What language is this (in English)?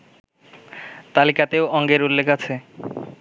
Bangla